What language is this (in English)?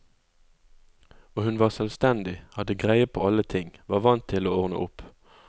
Norwegian